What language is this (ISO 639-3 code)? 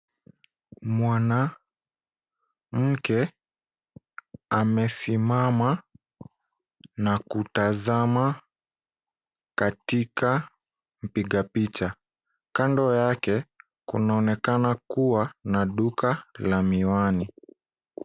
swa